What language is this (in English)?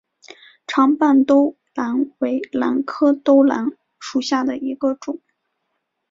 Chinese